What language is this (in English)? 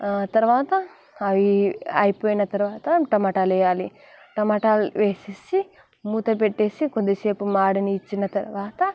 Telugu